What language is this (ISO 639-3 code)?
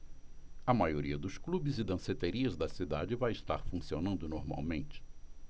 por